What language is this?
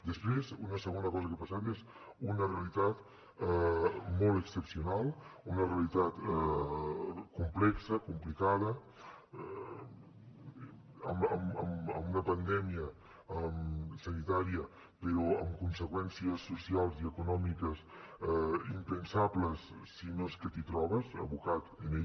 Catalan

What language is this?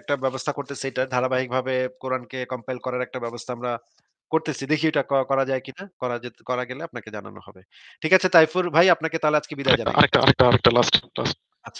Bangla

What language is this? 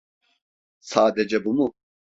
Turkish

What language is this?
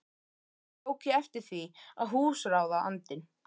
Icelandic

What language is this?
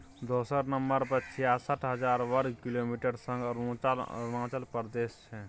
Maithili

